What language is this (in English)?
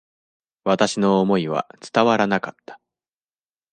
Japanese